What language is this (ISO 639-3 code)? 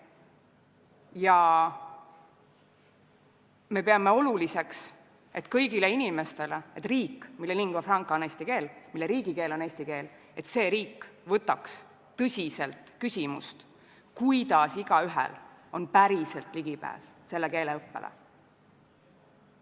est